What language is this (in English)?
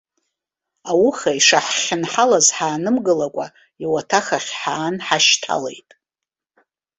Abkhazian